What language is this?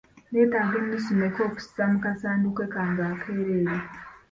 Ganda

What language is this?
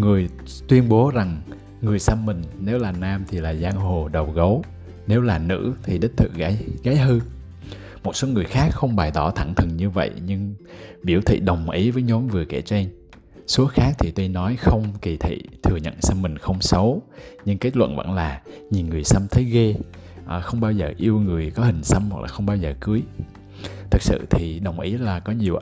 Vietnamese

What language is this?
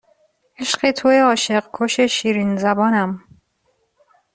Persian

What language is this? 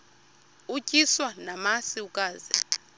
Xhosa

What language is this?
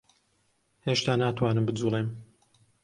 Central Kurdish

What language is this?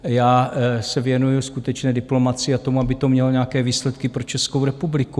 Czech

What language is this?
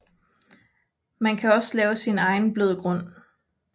Danish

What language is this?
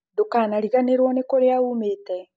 Kikuyu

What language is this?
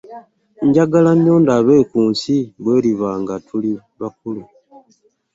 Ganda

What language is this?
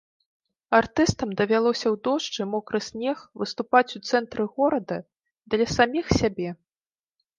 Belarusian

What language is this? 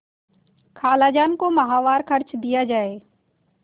Hindi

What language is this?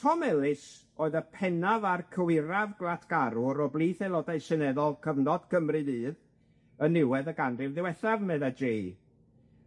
Welsh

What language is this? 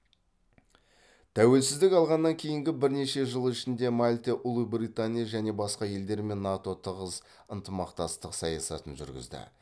Kazakh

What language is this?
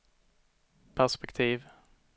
Swedish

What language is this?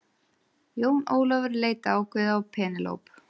Icelandic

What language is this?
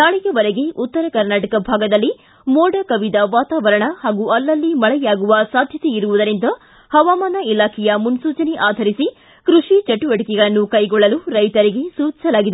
Kannada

